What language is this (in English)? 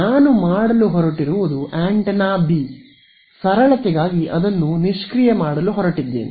Kannada